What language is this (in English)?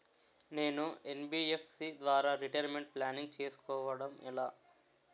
Telugu